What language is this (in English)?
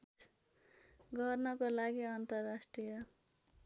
Nepali